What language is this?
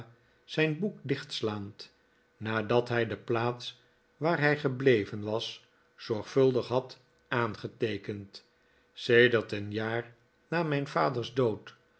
Dutch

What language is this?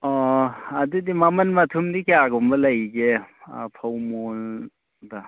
Manipuri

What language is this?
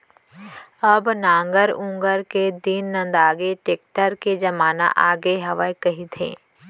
Chhattisgarhi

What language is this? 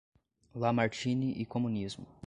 Portuguese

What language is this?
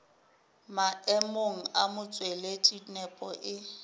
Northern Sotho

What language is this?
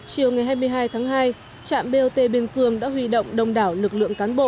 Vietnamese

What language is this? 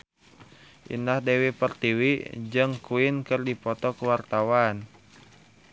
Sundanese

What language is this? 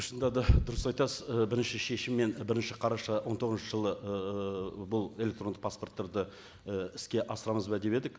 Kazakh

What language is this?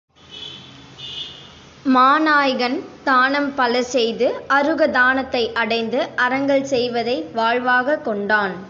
Tamil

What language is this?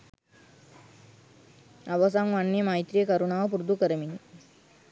Sinhala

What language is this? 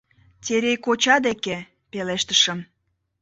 Mari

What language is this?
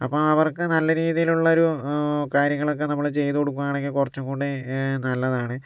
Malayalam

